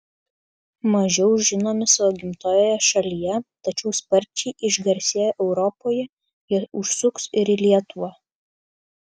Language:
Lithuanian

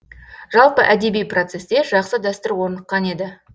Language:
Kazakh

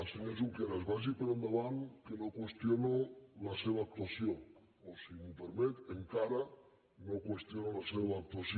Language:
Catalan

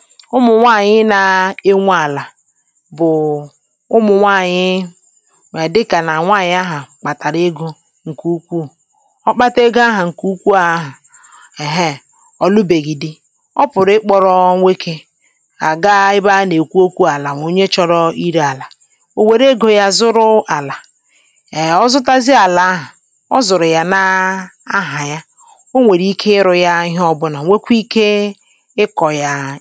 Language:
Igbo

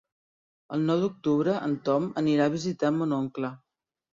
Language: Catalan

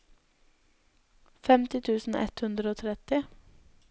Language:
Norwegian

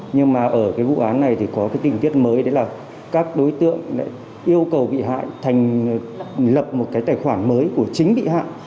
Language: Vietnamese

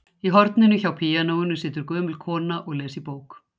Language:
Icelandic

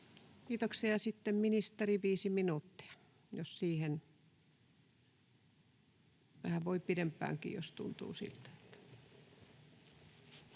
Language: Finnish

